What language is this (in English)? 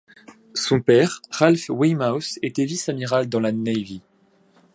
French